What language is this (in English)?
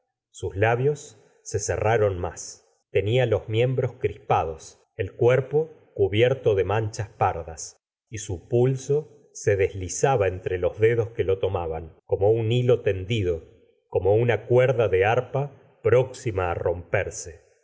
Spanish